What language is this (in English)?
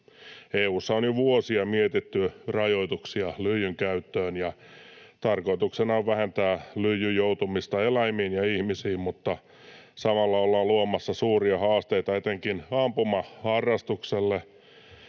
Finnish